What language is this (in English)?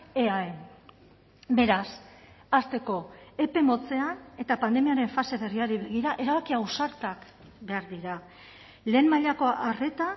Basque